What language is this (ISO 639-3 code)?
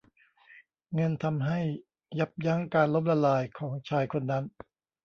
tha